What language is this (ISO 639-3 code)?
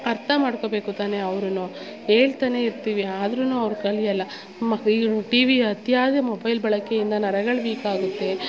kan